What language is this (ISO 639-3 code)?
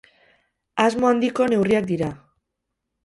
eus